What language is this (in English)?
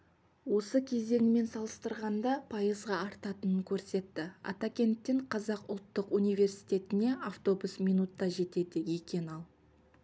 Kazakh